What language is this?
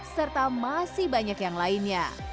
Indonesian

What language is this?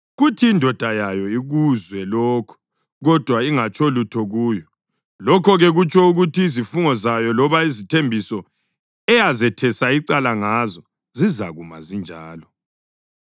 North Ndebele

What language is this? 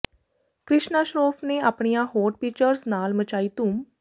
Punjabi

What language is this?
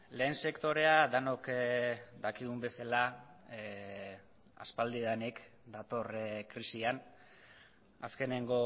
Basque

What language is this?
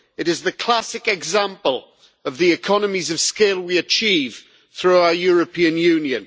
English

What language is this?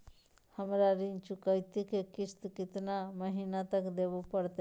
Magahi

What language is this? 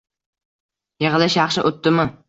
Uzbek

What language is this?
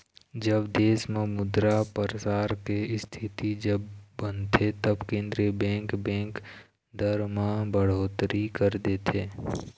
Chhattisgarhi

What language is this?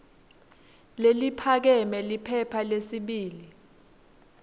Swati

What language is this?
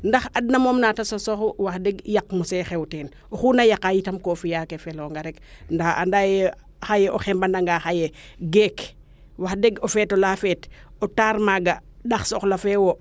Serer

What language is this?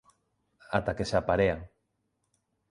Galician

